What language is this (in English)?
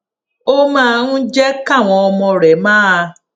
Yoruba